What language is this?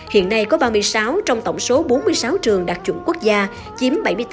Vietnamese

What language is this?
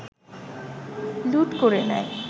Bangla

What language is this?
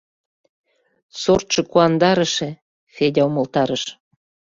Mari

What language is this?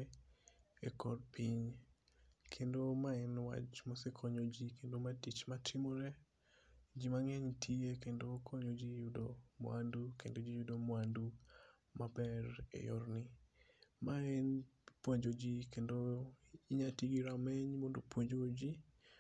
Luo (Kenya and Tanzania)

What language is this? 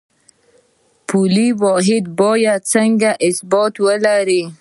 Pashto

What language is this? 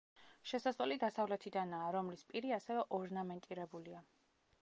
Georgian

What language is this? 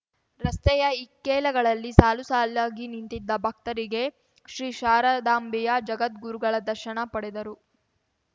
Kannada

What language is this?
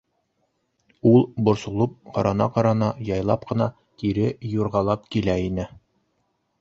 Bashkir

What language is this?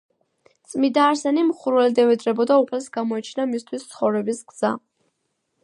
Georgian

